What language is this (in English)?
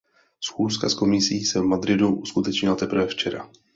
Czech